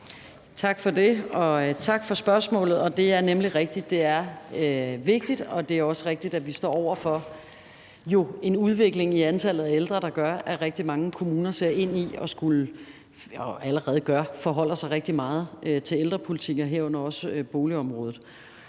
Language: Danish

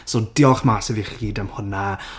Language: Welsh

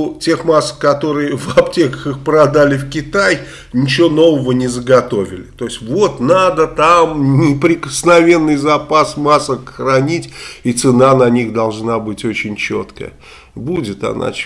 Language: Russian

